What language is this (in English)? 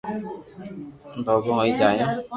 Loarki